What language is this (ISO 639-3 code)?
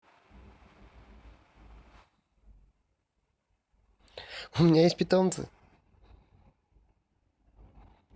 rus